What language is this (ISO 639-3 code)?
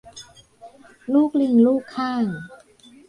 tha